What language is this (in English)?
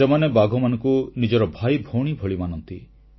Odia